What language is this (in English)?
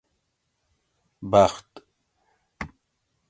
Gawri